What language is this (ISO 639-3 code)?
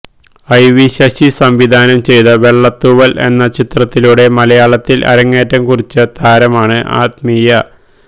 mal